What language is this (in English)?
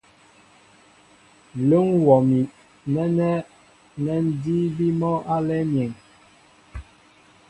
Mbo (Cameroon)